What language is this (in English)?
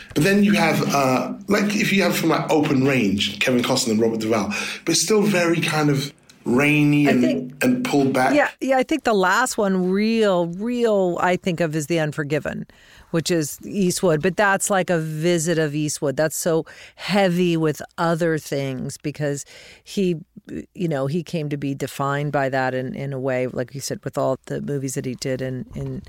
English